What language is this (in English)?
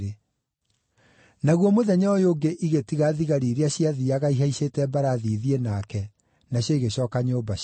Kikuyu